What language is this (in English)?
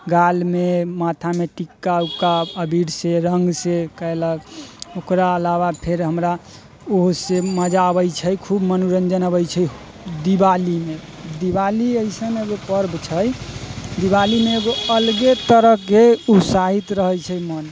Maithili